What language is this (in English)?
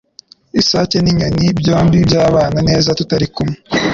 Kinyarwanda